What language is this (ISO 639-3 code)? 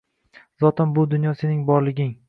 uzb